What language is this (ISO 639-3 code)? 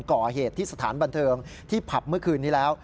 tha